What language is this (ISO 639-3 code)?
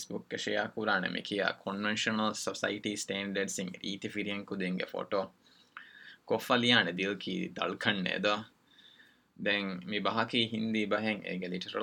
urd